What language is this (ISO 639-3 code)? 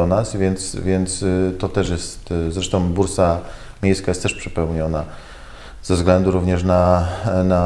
pol